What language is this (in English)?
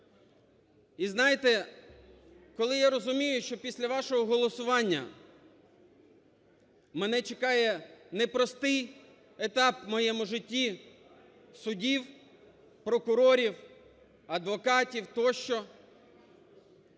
Ukrainian